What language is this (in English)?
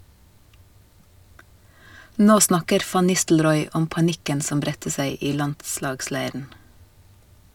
Norwegian